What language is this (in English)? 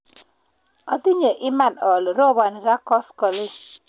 Kalenjin